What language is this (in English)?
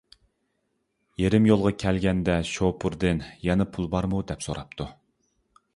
Uyghur